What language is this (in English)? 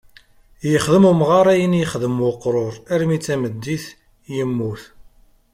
Kabyle